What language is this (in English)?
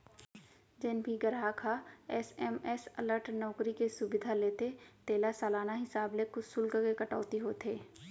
Chhattisgarhi